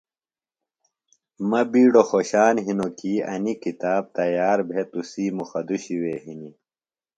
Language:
Phalura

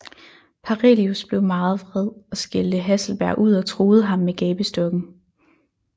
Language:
Danish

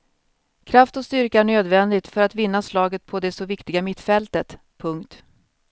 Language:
Swedish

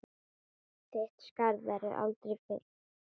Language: Icelandic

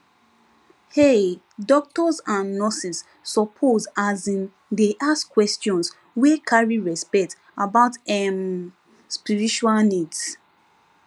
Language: Nigerian Pidgin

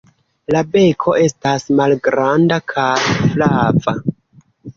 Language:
Esperanto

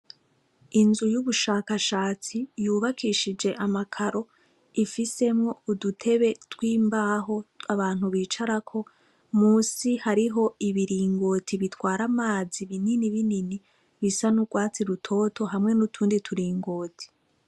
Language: Rundi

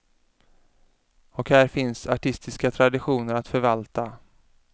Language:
Swedish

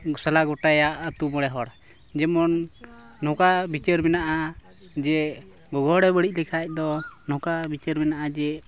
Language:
Santali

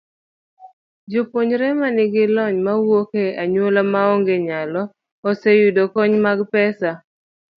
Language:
Luo (Kenya and Tanzania)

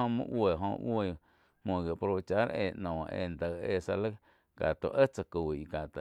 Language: Quiotepec Chinantec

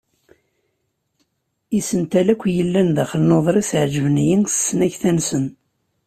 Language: Kabyle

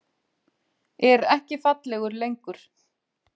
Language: Icelandic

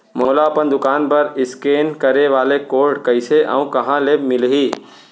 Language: Chhattisgarhi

